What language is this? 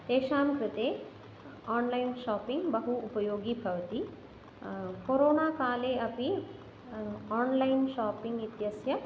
Sanskrit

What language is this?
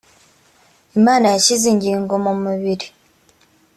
Kinyarwanda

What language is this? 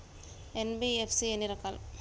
Telugu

